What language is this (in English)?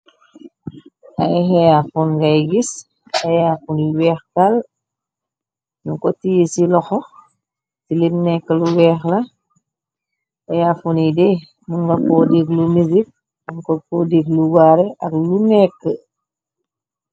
Wolof